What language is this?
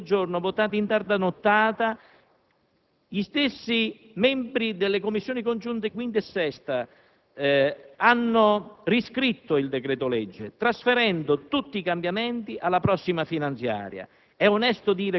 Italian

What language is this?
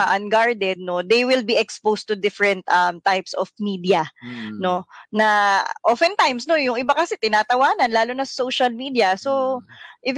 Filipino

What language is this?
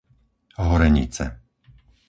Slovak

